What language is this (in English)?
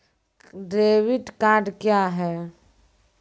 Maithili